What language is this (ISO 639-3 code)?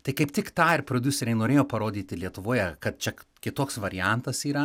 lit